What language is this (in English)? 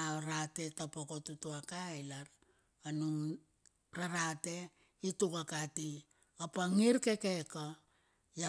Bilur